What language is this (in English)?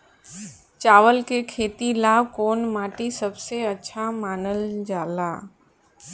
Bhojpuri